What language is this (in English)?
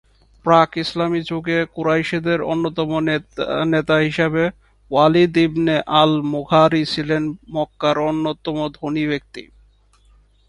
Bangla